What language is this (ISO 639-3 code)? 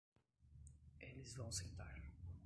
por